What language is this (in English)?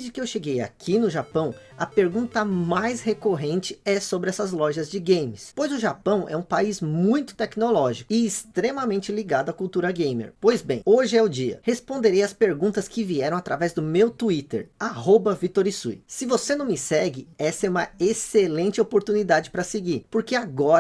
Portuguese